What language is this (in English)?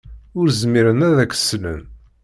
Kabyle